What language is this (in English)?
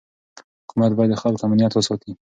Pashto